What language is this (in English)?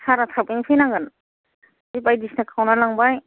Bodo